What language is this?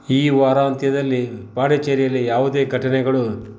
Kannada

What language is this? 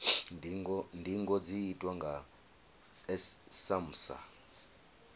Venda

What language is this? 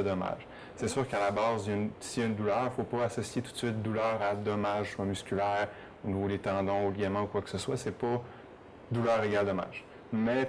French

